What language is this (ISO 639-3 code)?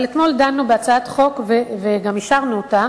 heb